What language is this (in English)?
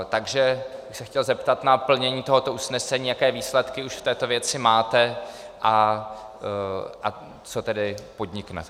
Czech